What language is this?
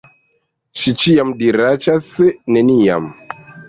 Esperanto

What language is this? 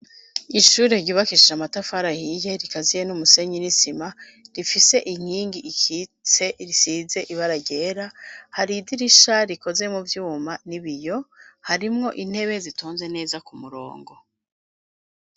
Rundi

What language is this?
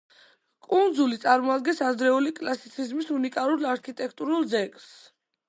Georgian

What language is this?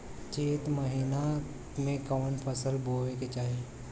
Bhojpuri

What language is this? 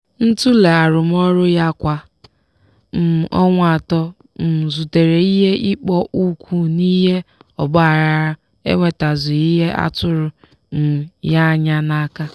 Igbo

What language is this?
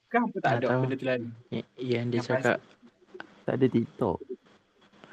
Malay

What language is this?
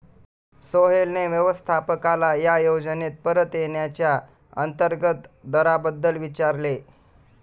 Marathi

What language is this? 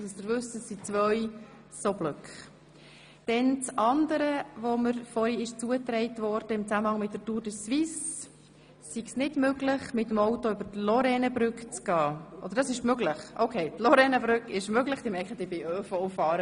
Swiss German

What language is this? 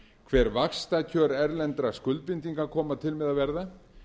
Icelandic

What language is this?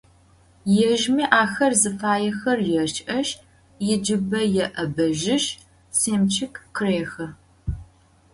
Adyghe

